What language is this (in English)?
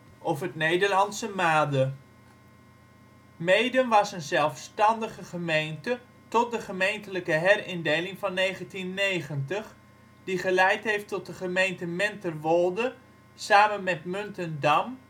Dutch